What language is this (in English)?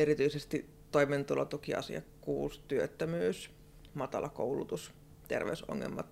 Finnish